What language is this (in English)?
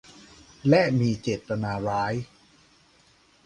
Thai